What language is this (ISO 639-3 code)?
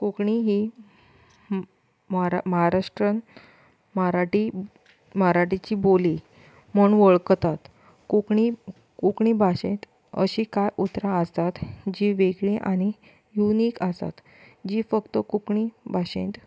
kok